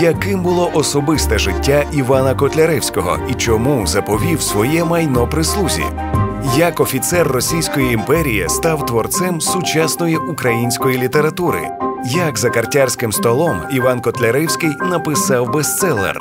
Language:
Ukrainian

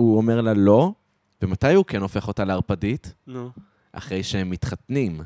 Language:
Hebrew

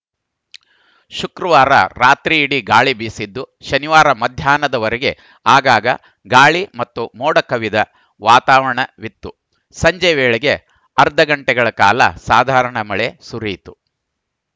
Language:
Kannada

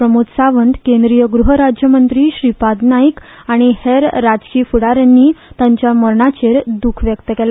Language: Konkani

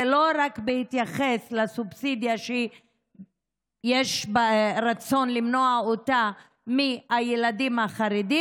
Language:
Hebrew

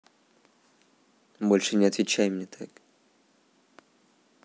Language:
Russian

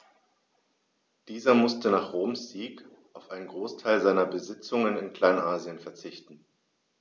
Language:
German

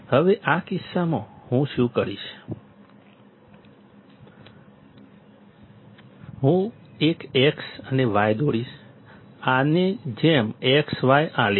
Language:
Gujarati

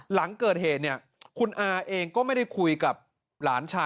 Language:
Thai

